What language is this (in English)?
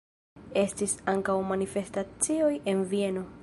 Esperanto